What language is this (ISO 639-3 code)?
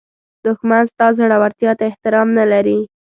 pus